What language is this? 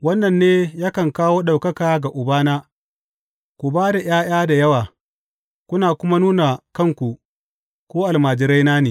Hausa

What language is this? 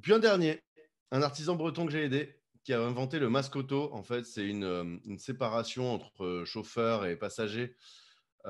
French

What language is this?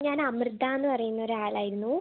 Malayalam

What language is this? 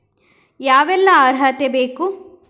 Kannada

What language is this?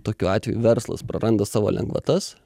Lithuanian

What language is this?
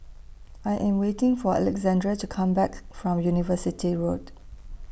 English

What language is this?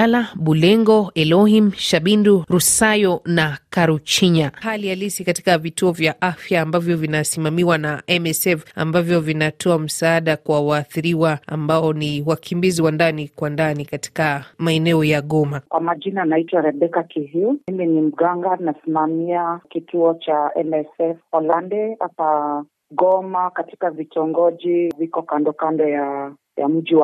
Swahili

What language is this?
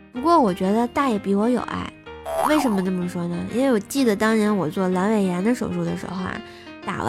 Chinese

